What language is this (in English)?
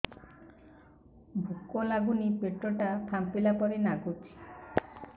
Odia